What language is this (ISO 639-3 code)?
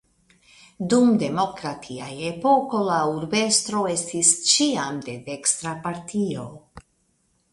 epo